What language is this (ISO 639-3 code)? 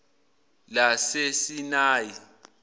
zul